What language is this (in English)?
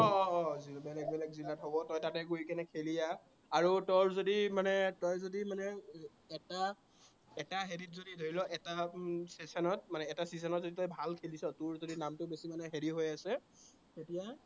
Assamese